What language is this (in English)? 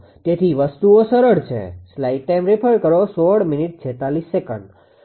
Gujarati